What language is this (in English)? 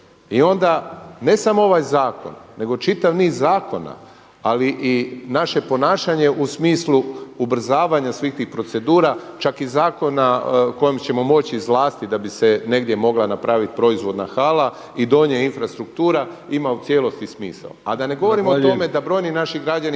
Croatian